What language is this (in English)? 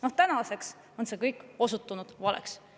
Estonian